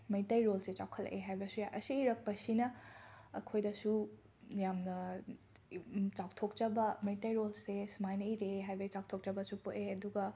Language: Manipuri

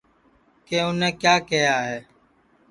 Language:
Sansi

